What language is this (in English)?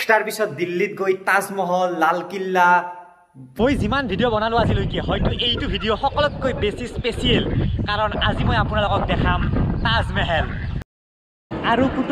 Indonesian